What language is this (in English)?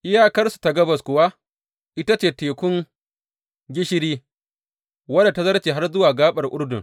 Hausa